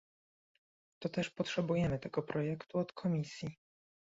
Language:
Polish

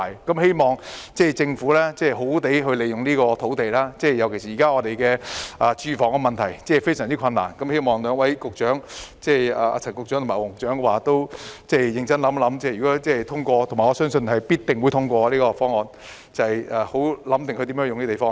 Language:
Cantonese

